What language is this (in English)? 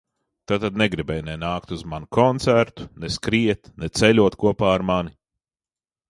Latvian